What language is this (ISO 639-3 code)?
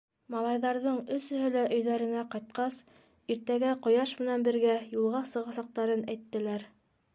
bak